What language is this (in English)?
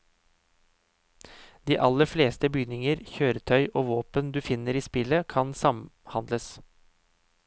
Norwegian